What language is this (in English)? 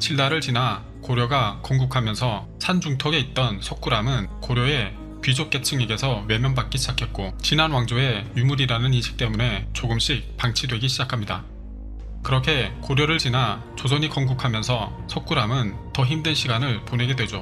Korean